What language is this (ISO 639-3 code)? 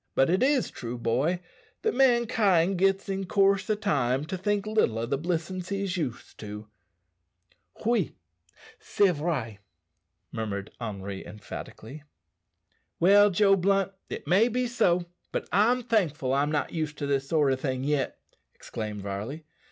eng